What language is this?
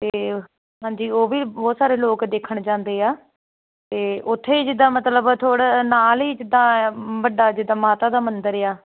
Punjabi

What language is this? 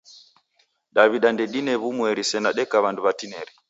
Taita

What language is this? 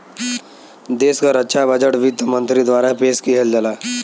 Bhojpuri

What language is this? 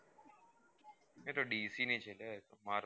Gujarati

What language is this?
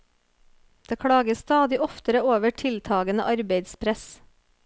Norwegian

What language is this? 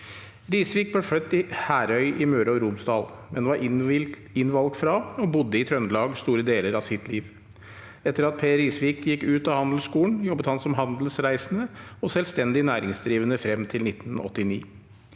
Norwegian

